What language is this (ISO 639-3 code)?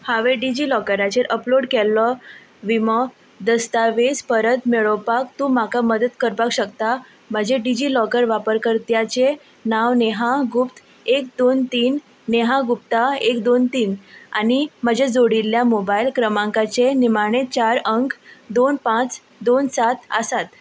kok